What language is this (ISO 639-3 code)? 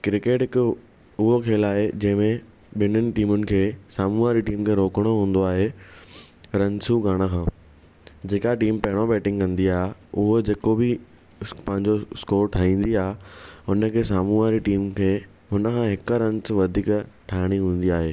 snd